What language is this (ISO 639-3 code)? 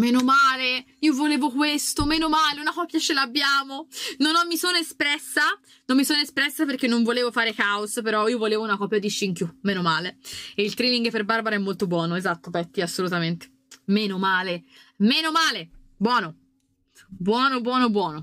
ita